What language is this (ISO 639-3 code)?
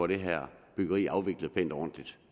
dan